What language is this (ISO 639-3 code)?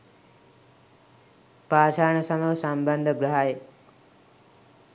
sin